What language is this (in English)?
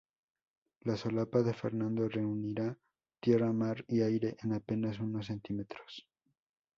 Spanish